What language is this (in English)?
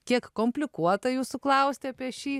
Lithuanian